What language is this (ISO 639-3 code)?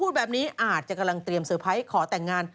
tha